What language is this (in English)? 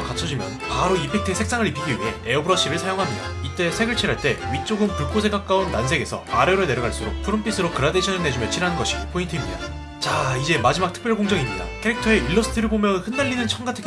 Korean